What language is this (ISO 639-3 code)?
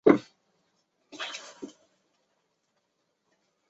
zho